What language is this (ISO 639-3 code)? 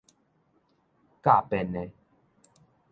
nan